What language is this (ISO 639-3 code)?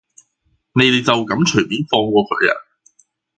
yue